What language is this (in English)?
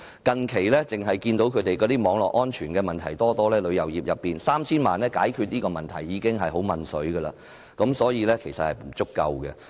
Cantonese